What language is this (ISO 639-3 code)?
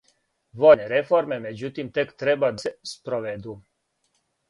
srp